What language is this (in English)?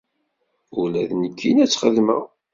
Kabyle